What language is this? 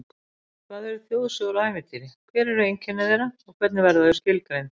Icelandic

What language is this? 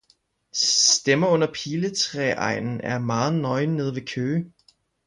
Danish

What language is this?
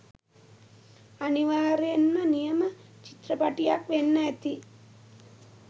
Sinhala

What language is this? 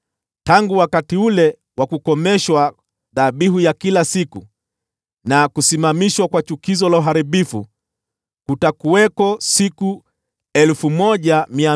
Swahili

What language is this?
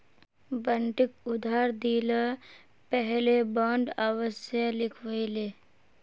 Magahi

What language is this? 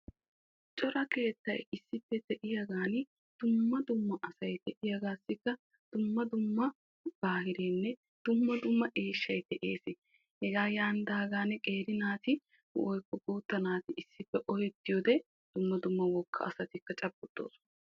Wolaytta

